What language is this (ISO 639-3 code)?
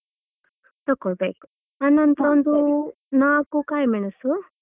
kan